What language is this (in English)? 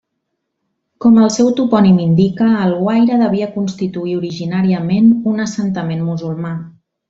Catalan